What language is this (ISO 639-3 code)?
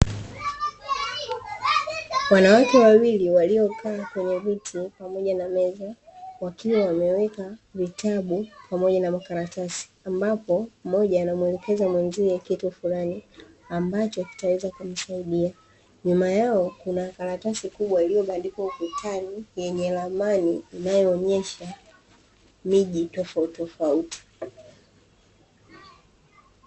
swa